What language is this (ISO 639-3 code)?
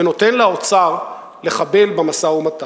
heb